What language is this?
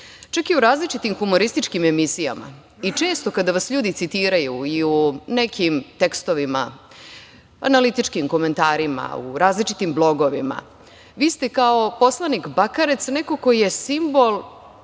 Serbian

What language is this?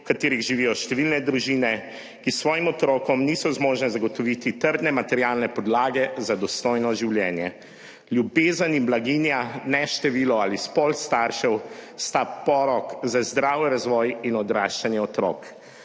Slovenian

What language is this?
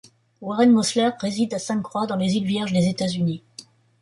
French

